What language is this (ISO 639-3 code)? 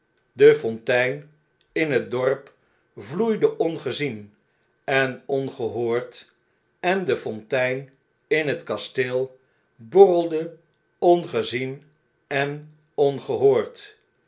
nld